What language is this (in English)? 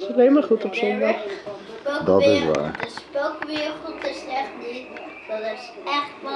Dutch